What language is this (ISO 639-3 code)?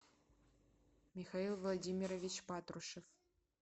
rus